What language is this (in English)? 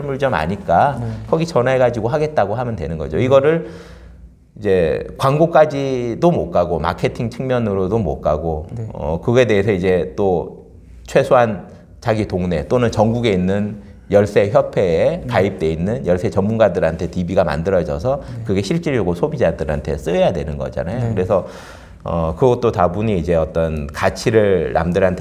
Korean